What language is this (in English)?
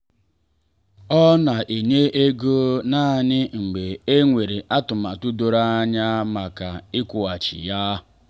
Igbo